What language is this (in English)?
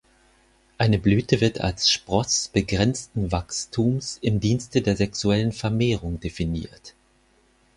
German